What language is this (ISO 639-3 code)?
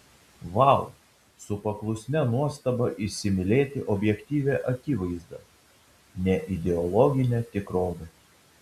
lit